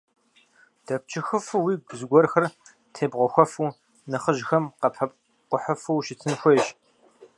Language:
Kabardian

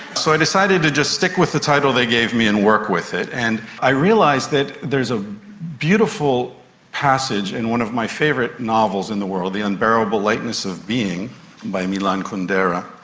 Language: English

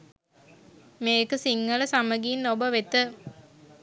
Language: Sinhala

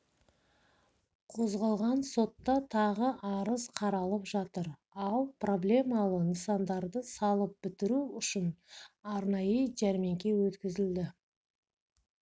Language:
Kazakh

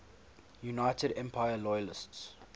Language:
English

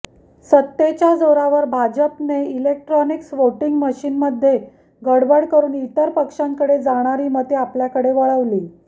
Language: Marathi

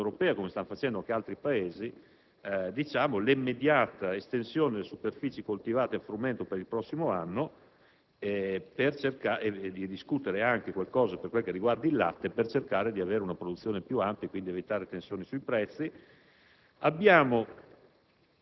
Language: Italian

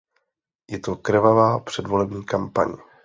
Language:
Czech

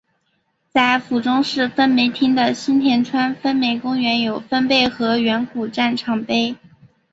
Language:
Chinese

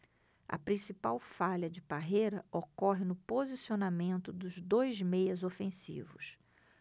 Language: Portuguese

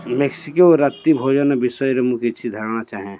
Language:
Odia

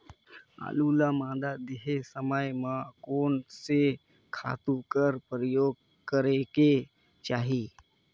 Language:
Chhattisgarhi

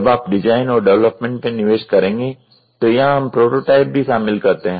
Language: Hindi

